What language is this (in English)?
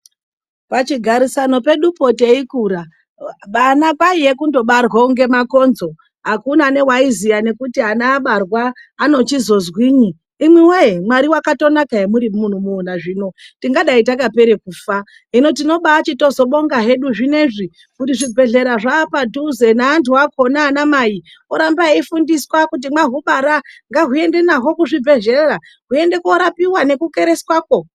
Ndau